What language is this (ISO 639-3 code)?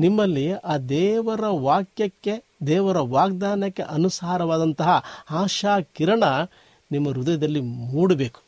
kan